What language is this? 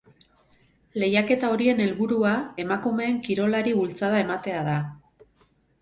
Basque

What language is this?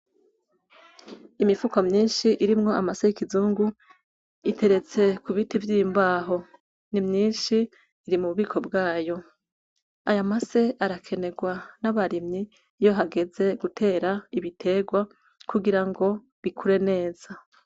Rundi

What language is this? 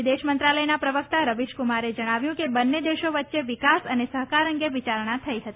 Gujarati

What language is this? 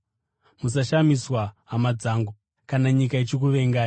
Shona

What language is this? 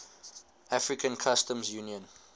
English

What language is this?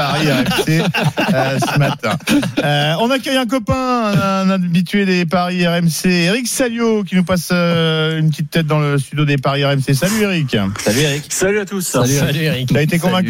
French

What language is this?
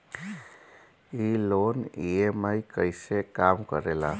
Bhojpuri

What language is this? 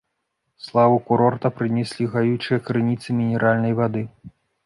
Belarusian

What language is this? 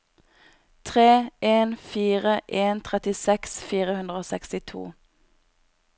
Norwegian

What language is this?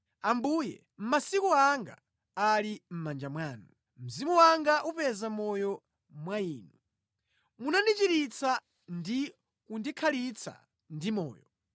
Nyanja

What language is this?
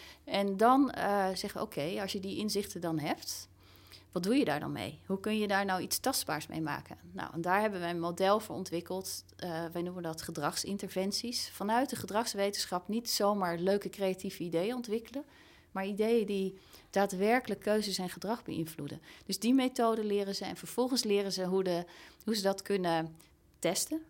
Dutch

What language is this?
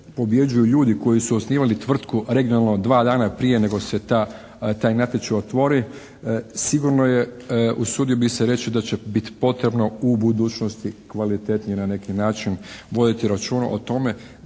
Croatian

